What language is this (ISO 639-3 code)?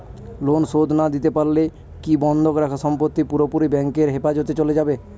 ben